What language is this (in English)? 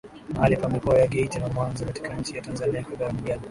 Swahili